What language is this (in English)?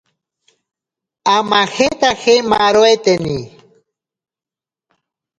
Ashéninka Perené